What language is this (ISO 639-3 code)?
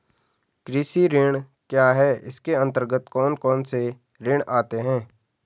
hin